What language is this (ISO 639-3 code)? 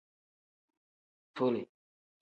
kdh